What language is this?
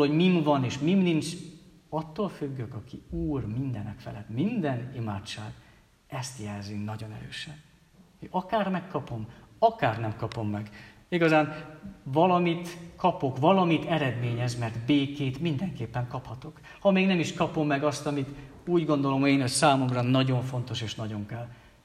Hungarian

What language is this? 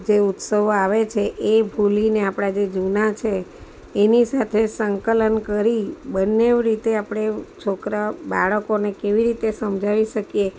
Gujarati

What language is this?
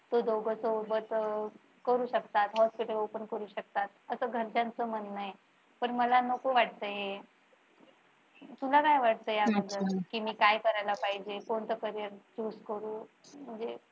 Marathi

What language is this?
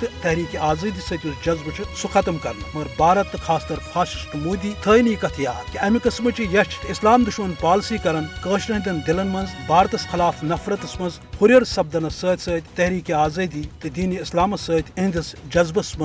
Urdu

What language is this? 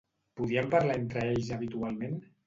Catalan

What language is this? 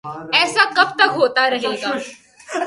Urdu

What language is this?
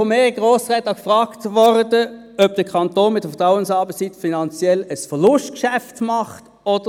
Swiss German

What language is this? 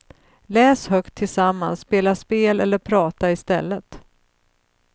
Swedish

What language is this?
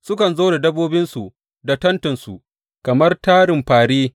Hausa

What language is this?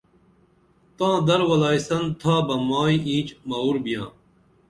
Dameli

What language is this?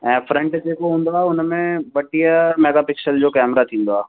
Sindhi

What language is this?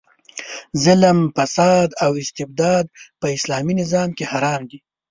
Pashto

